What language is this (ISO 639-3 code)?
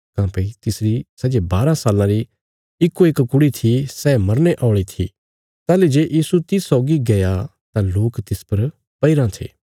kfs